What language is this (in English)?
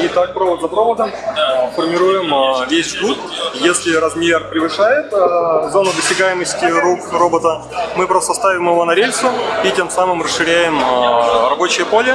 Russian